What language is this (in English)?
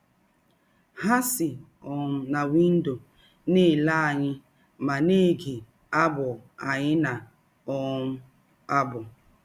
Igbo